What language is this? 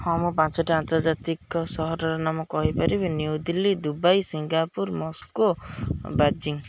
Odia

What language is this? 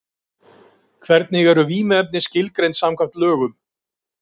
Icelandic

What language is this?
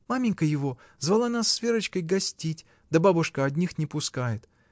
Russian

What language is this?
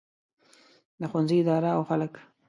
Pashto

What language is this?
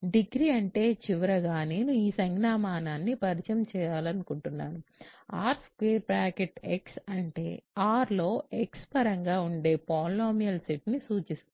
Telugu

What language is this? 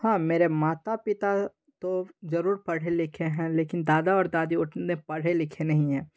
Hindi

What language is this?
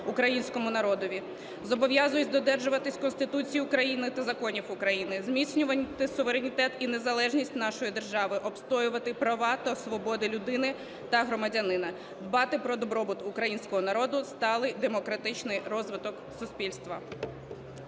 Ukrainian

